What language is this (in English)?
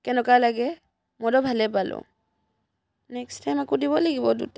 Assamese